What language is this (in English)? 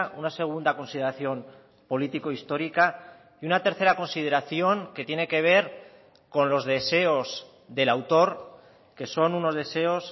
Spanish